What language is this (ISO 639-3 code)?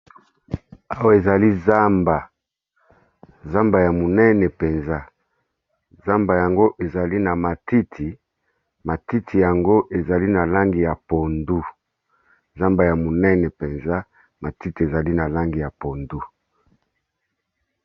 lin